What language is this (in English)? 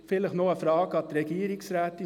Swiss German